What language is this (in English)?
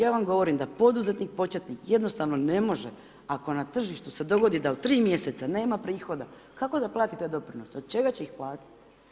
Croatian